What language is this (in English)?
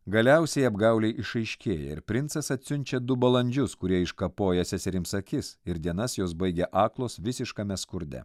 Lithuanian